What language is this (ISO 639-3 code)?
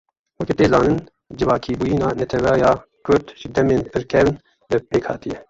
kur